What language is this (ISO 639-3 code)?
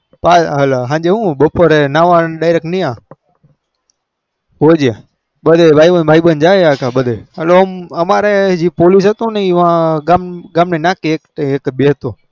guj